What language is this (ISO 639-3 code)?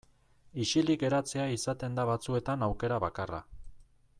eus